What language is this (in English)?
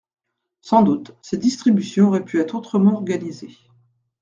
French